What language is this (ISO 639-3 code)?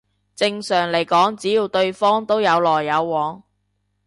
yue